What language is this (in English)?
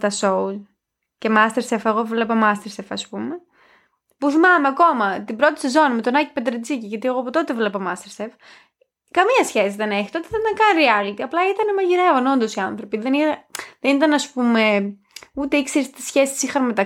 Greek